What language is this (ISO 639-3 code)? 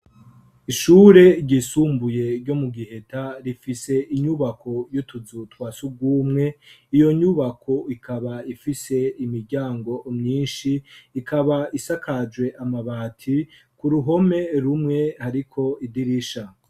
run